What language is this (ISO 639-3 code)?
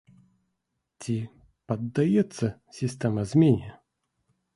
bel